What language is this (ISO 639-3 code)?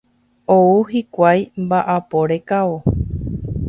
grn